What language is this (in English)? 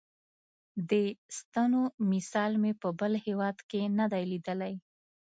Pashto